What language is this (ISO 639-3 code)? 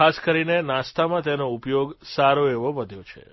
guj